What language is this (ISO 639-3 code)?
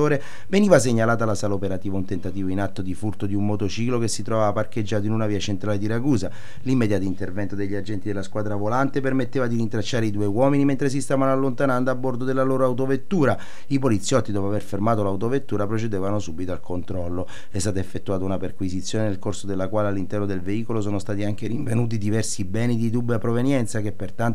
ita